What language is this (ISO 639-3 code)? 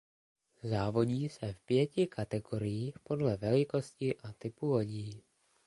ces